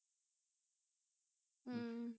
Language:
Punjabi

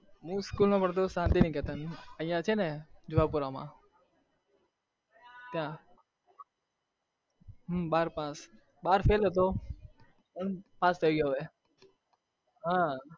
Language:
Gujarati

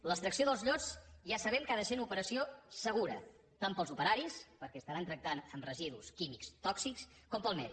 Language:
Catalan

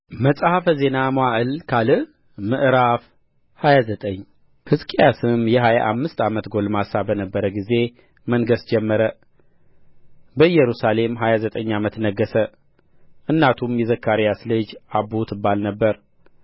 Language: Amharic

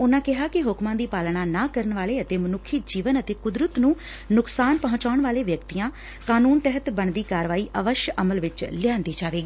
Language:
Punjabi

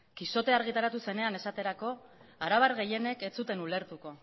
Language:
Basque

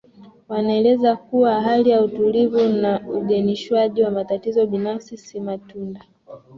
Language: Swahili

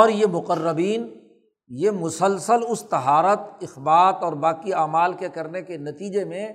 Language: Urdu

